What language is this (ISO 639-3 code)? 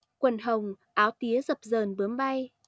vie